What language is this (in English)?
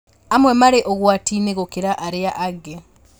Kikuyu